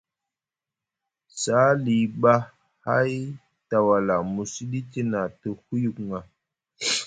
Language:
Musgu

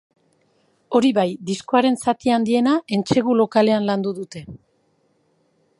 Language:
Basque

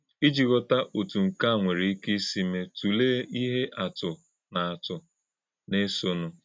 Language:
Igbo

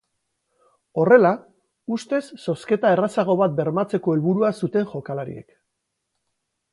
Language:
Basque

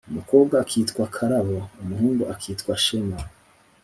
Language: Kinyarwanda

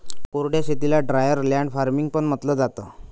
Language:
Marathi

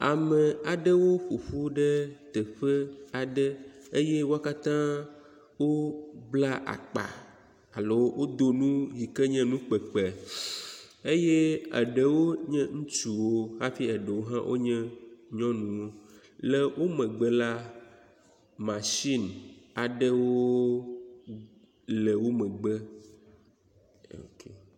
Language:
Ewe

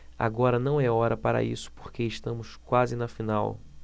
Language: Portuguese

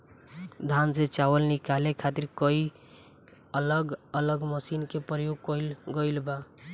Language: Bhojpuri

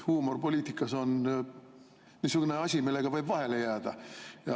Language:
Estonian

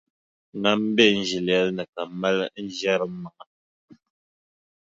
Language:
Dagbani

